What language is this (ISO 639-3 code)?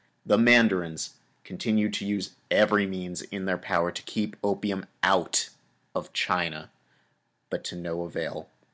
eng